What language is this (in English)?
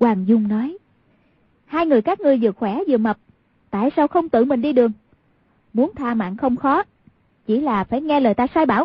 Vietnamese